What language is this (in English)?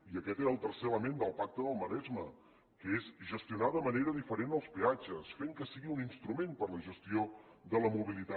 Catalan